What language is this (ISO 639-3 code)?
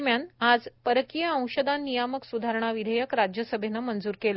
mar